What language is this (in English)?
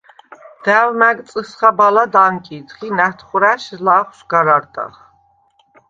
Svan